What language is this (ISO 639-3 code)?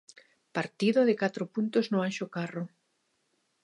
glg